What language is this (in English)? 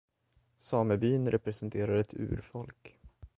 Swedish